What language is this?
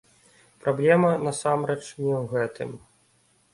Belarusian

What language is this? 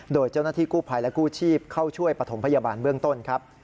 Thai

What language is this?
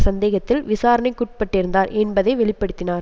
Tamil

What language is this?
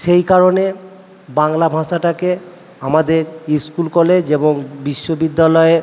Bangla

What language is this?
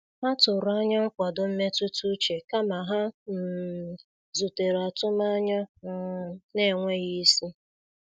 Igbo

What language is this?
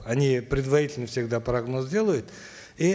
Kazakh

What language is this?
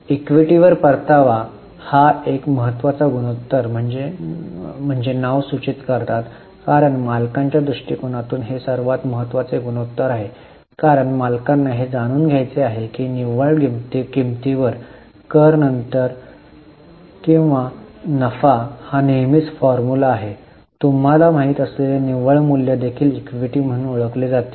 Marathi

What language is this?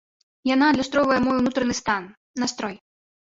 Belarusian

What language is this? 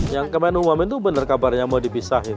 Indonesian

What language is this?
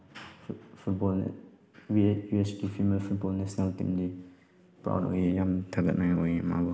Manipuri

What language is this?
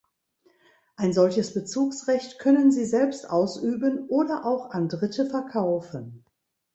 German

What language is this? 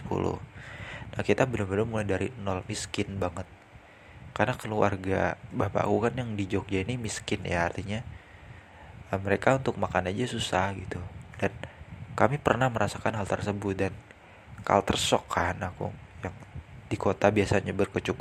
Indonesian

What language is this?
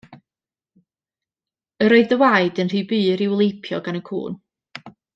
Welsh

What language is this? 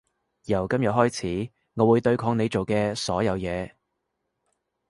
Cantonese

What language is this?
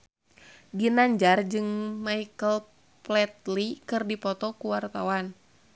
Sundanese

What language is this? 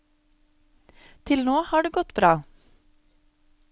Norwegian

